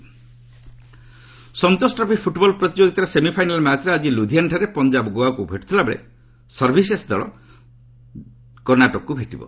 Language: Odia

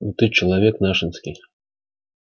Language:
Russian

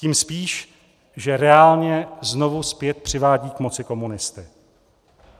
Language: Czech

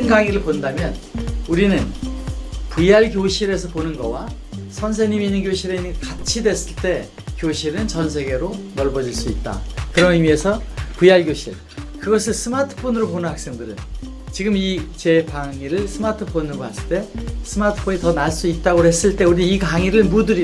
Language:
Korean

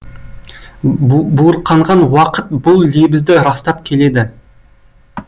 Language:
Kazakh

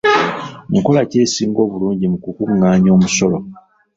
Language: Ganda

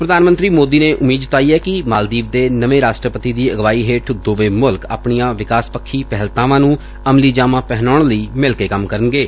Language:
Punjabi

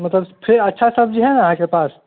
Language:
Maithili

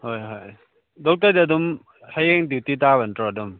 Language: Manipuri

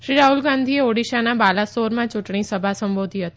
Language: Gujarati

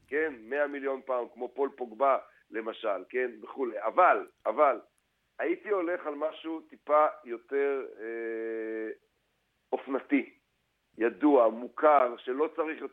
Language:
Hebrew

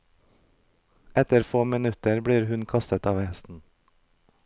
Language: Norwegian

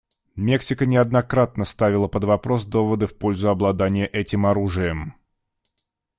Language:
Russian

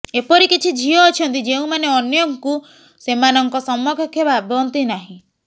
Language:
Odia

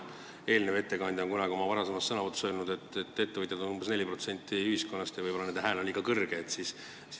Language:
Estonian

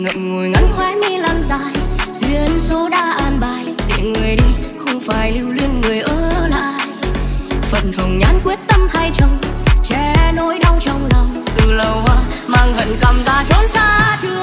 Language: Vietnamese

